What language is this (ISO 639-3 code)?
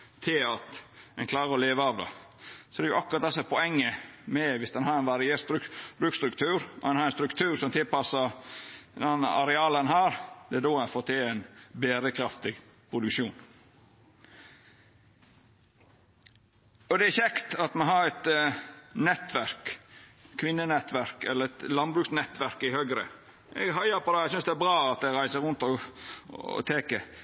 nno